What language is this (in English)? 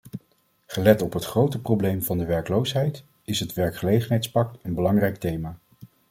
Dutch